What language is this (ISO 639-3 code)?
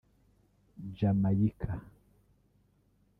kin